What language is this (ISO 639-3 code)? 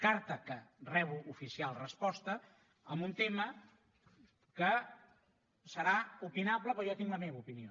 cat